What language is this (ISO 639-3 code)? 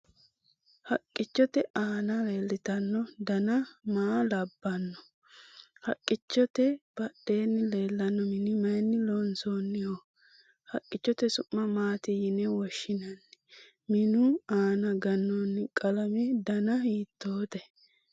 sid